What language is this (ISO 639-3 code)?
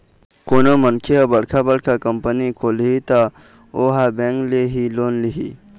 hne